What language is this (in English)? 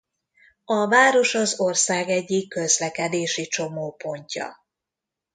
Hungarian